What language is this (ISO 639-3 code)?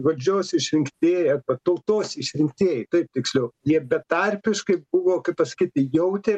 lit